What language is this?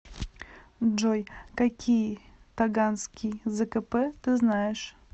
Russian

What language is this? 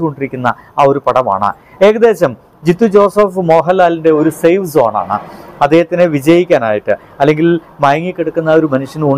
Malayalam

